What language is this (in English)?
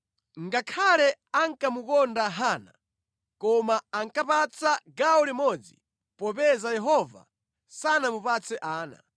Nyanja